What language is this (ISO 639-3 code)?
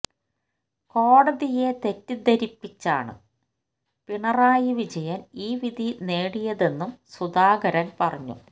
mal